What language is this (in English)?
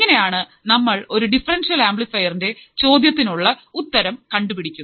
Malayalam